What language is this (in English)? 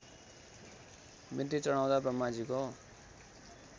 Nepali